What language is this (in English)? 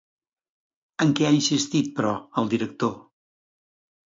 Catalan